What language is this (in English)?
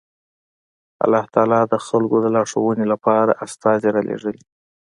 Pashto